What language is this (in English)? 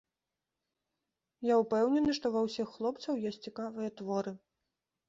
Belarusian